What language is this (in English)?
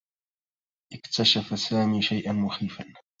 Arabic